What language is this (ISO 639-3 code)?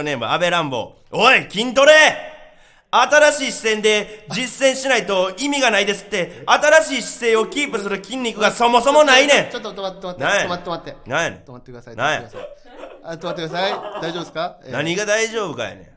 jpn